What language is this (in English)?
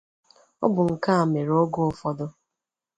Igbo